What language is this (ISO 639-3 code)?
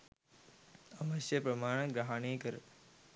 sin